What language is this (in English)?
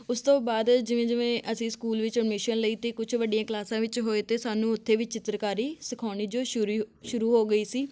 Punjabi